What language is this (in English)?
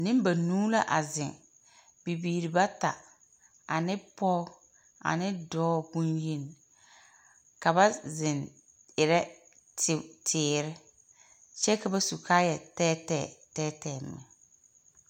Southern Dagaare